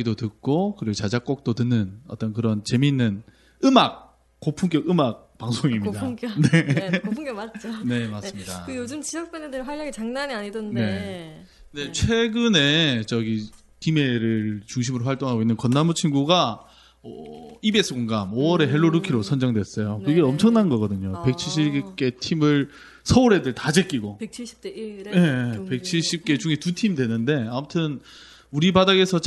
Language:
Korean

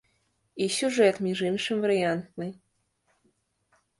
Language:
Belarusian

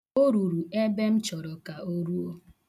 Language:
Igbo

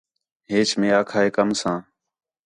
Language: Khetrani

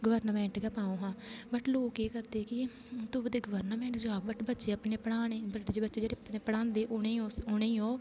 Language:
Dogri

